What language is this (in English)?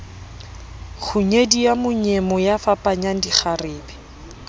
Southern Sotho